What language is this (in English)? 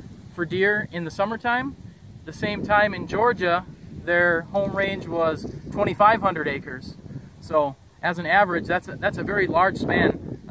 English